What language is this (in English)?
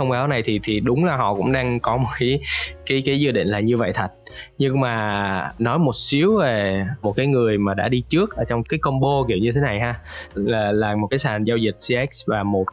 Vietnamese